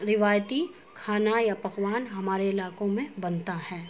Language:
Urdu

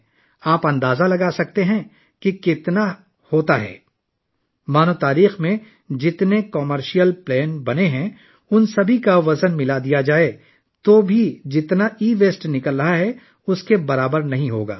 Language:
Urdu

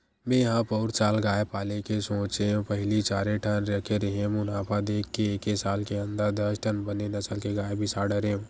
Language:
Chhattisgarhi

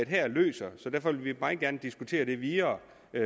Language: Danish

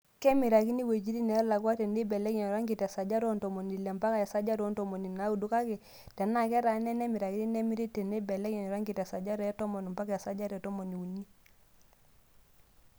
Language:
Masai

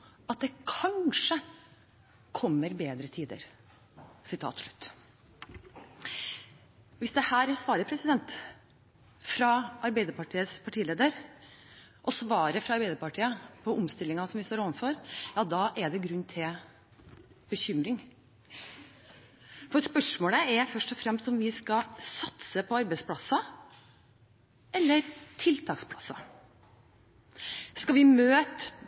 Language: Norwegian Bokmål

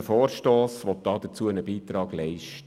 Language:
Swiss German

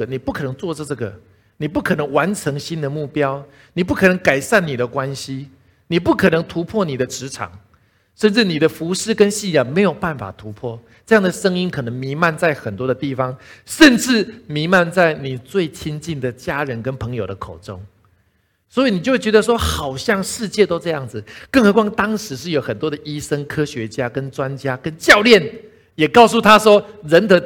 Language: Chinese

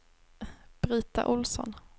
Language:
Swedish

